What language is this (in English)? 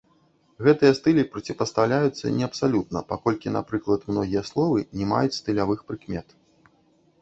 Belarusian